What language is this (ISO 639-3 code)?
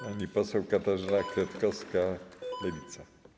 pol